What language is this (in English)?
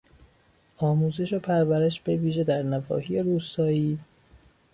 Persian